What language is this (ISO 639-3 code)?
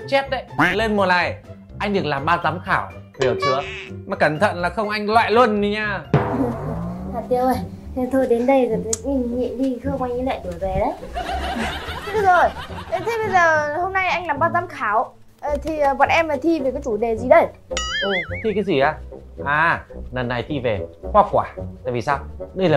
vie